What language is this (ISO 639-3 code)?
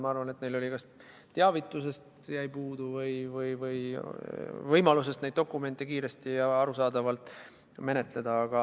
est